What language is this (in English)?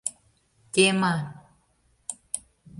Mari